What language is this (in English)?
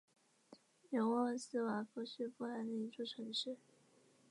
Chinese